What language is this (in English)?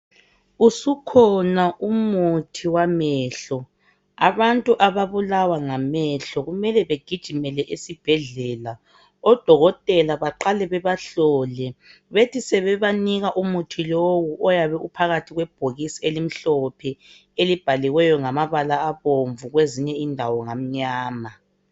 North Ndebele